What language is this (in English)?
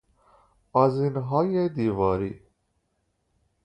Persian